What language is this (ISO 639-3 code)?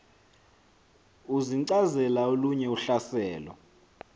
xho